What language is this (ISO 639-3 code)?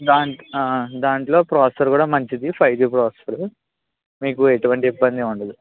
tel